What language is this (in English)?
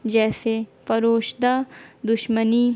Urdu